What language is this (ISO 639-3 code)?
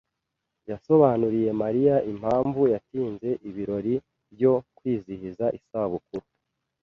kin